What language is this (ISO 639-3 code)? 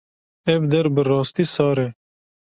kur